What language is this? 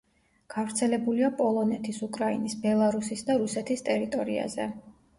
Georgian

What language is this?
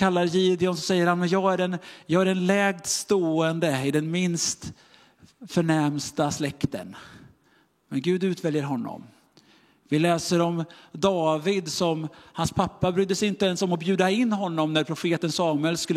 Swedish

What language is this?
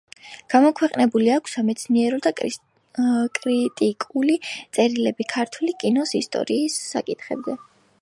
Georgian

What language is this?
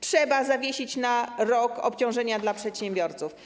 Polish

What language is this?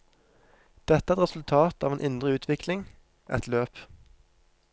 Norwegian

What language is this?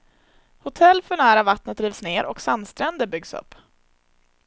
Swedish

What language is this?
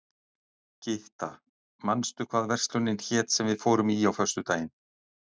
Icelandic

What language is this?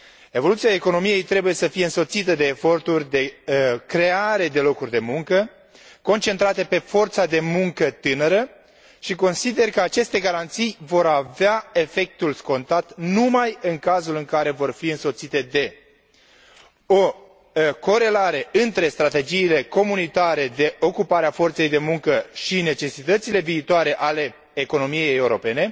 Romanian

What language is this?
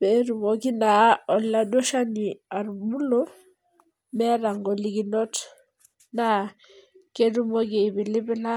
Masai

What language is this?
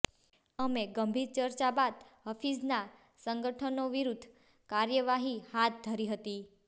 Gujarati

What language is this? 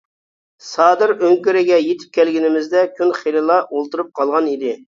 Uyghur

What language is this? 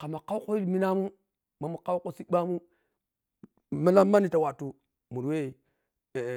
Piya-Kwonci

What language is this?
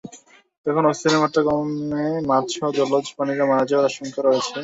Bangla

